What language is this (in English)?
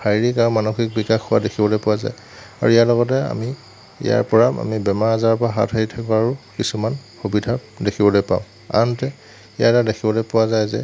Assamese